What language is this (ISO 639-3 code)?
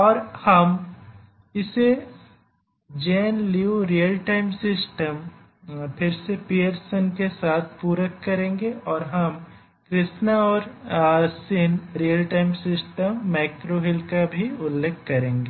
hin